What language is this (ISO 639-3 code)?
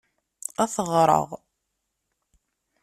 kab